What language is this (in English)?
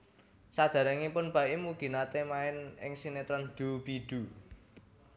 Javanese